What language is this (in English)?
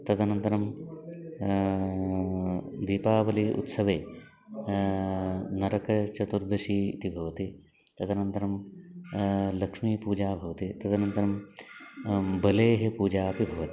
Sanskrit